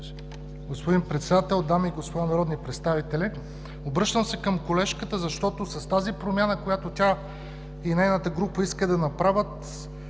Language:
Bulgarian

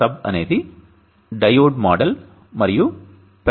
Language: Telugu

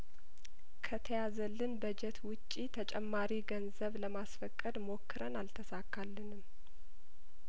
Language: Amharic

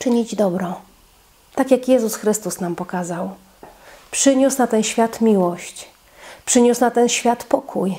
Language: Polish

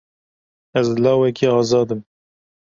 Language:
Kurdish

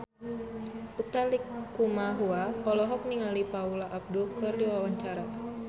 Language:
Sundanese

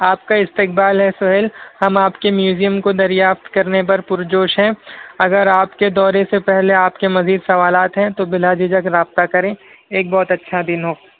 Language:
Urdu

